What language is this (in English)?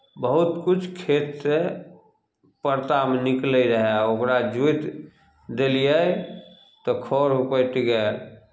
Maithili